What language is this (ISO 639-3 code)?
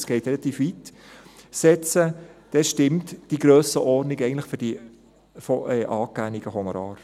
gsw